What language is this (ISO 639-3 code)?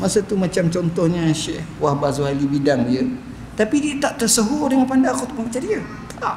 msa